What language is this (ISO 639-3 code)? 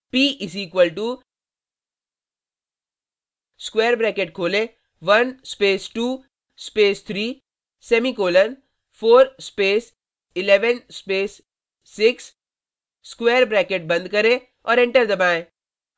hin